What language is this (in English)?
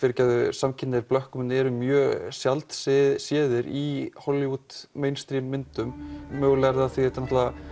Icelandic